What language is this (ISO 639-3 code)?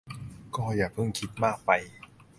tha